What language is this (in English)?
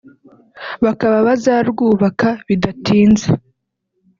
Kinyarwanda